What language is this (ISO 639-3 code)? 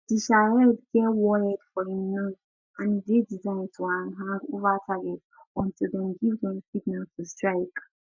pcm